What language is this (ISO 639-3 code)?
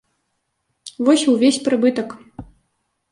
bel